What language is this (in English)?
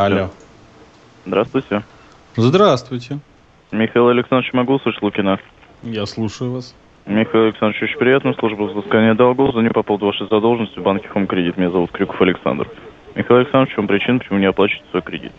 Russian